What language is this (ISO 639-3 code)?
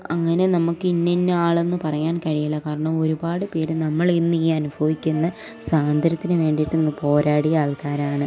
mal